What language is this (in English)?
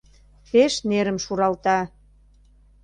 Mari